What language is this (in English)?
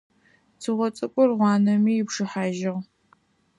Adyghe